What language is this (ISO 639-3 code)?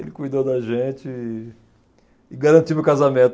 por